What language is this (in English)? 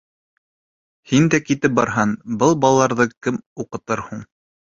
Bashkir